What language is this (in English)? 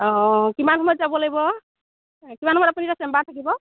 Assamese